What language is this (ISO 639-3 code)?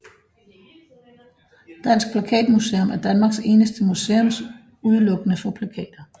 dan